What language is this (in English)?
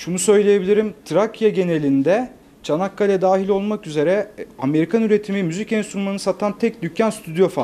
Turkish